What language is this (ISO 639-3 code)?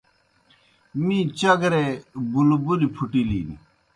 plk